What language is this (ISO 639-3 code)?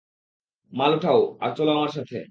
ben